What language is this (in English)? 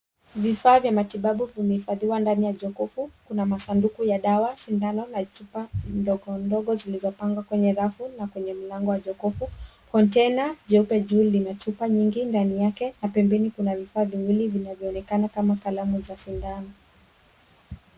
Swahili